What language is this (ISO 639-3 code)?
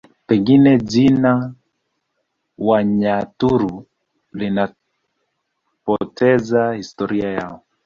swa